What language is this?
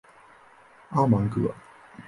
Chinese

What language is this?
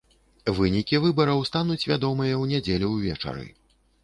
Belarusian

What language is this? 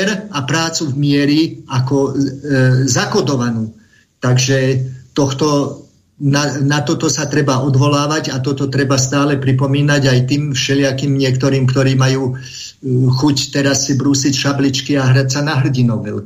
Slovak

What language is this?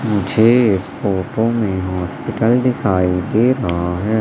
Hindi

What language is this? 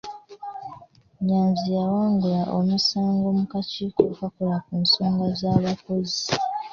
Ganda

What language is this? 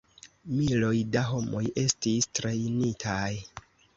Esperanto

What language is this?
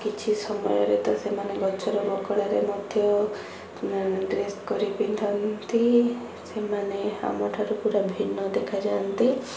Odia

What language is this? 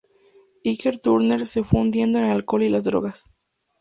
Spanish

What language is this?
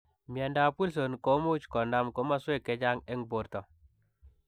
Kalenjin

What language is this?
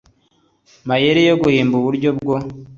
Kinyarwanda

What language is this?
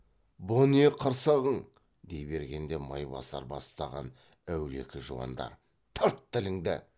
Kazakh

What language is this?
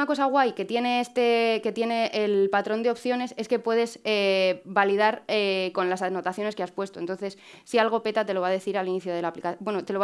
Spanish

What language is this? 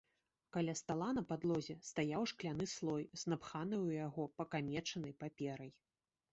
Belarusian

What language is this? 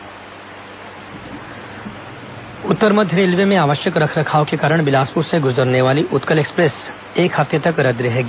Hindi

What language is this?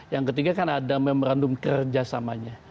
Indonesian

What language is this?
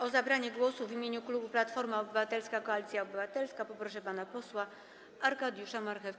Polish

